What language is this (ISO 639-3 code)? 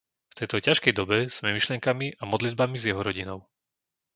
slk